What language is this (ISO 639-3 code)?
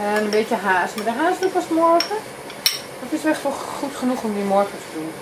nld